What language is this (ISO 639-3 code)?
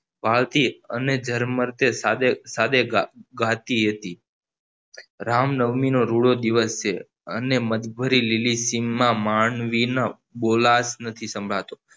guj